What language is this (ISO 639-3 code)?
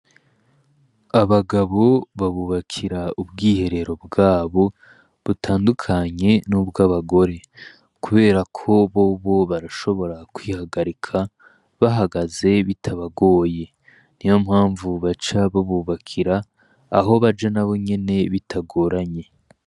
run